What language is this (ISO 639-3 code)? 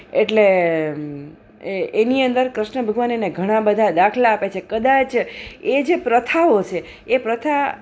guj